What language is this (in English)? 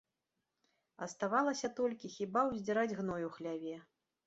Belarusian